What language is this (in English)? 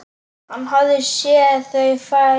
Icelandic